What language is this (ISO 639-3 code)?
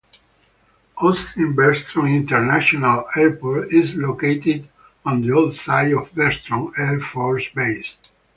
eng